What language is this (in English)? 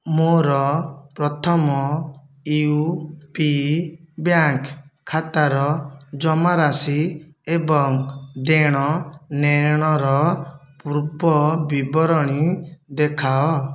Odia